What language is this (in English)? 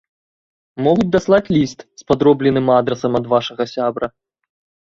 Belarusian